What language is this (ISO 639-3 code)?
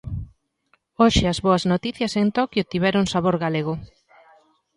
glg